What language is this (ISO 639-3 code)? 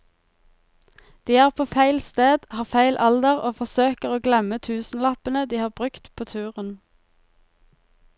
nor